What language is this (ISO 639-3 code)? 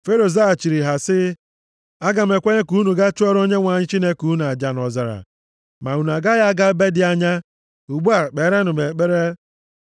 ibo